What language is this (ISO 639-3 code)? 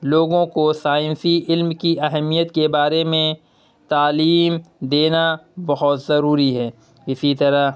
urd